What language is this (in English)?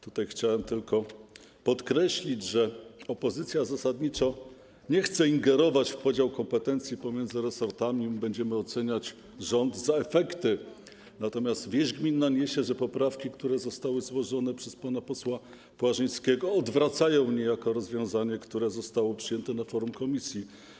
Polish